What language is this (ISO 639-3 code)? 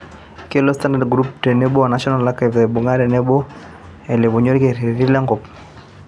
mas